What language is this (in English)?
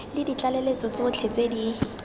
Tswana